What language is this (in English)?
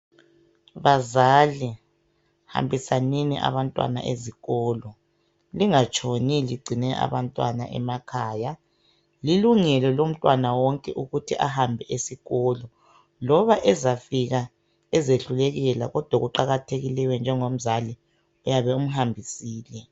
North Ndebele